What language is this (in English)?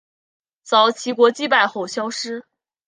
Chinese